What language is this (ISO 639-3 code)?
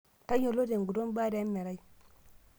mas